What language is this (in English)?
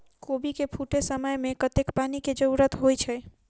Maithili